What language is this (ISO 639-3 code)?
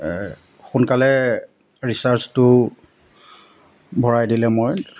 asm